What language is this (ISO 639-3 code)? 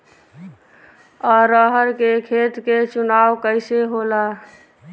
bho